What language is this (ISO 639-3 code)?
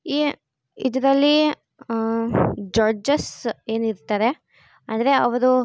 kan